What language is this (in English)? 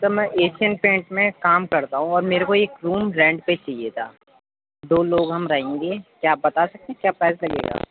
Urdu